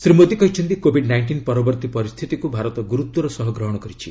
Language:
Odia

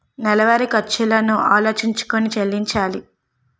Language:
Telugu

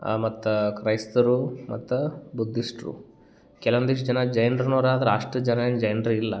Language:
Kannada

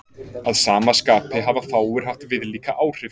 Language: Icelandic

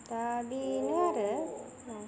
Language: Bodo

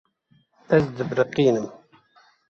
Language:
Kurdish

